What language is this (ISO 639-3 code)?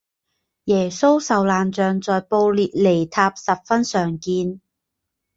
zho